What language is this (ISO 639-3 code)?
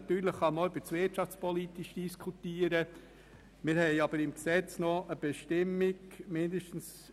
gsw